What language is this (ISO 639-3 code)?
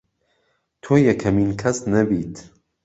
ckb